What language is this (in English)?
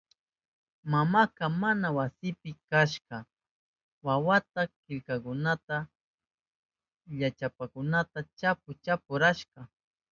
Southern Pastaza Quechua